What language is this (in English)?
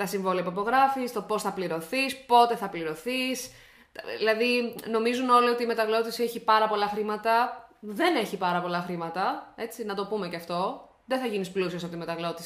Greek